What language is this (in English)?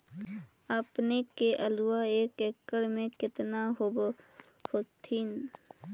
Magahi